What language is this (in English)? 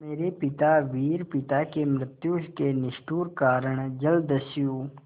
Hindi